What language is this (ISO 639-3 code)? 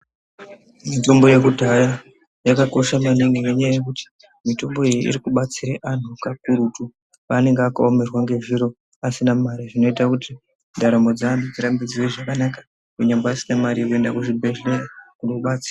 ndc